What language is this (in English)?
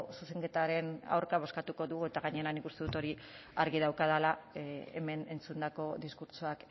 Basque